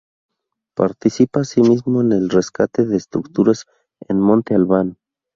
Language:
Spanish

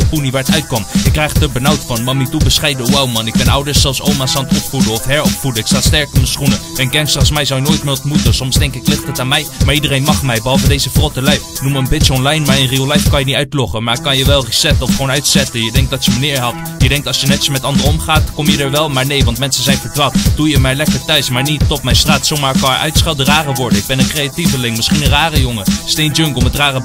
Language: Dutch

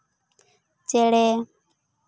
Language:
Santali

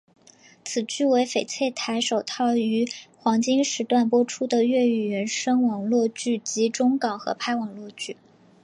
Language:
Chinese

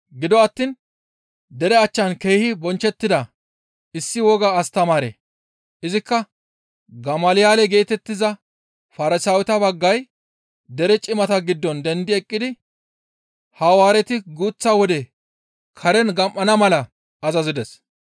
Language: Gamo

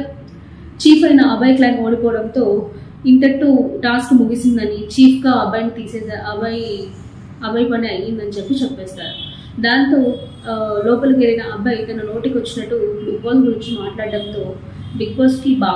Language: Telugu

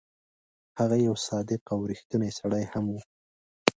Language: Pashto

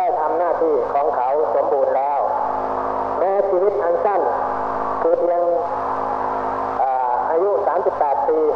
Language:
Thai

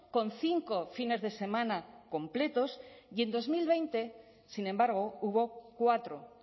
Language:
Spanish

